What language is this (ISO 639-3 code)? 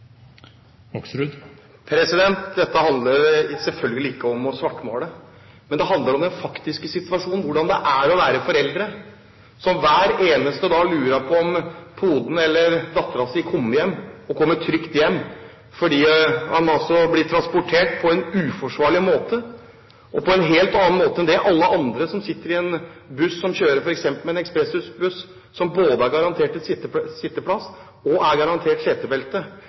nor